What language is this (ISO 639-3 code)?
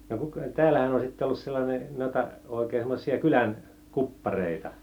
fin